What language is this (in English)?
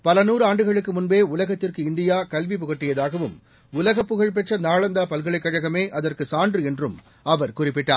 Tamil